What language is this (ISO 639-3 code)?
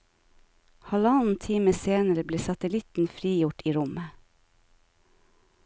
nor